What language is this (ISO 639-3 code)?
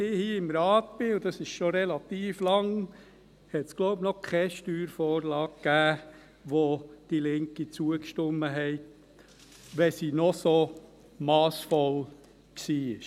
gsw